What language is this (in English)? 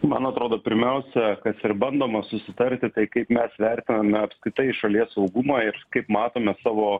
Lithuanian